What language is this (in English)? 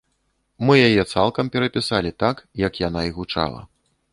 Belarusian